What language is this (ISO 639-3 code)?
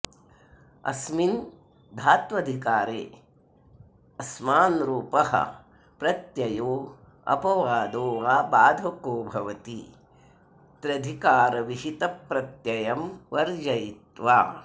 san